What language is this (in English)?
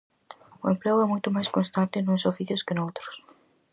Galician